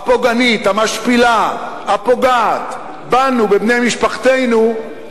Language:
Hebrew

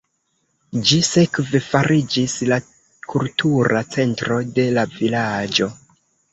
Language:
Esperanto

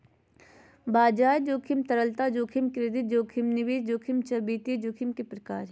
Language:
Magahi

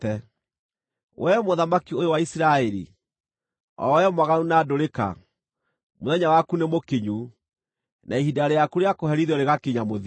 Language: Kikuyu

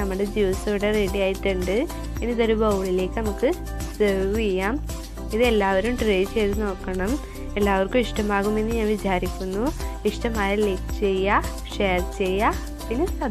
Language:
Turkish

